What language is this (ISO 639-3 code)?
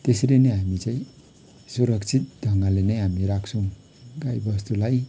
nep